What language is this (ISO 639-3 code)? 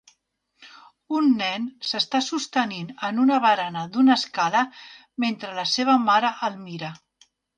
cat